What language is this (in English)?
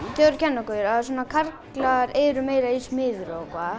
Icelandic